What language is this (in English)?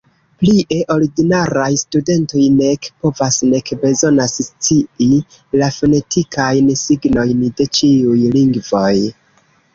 Esperanto